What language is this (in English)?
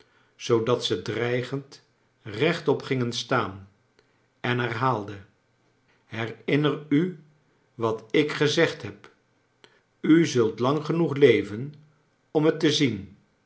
Dutch